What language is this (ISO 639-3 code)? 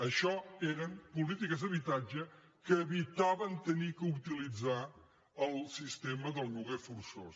cat